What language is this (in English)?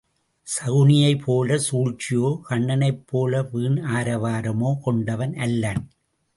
Tamil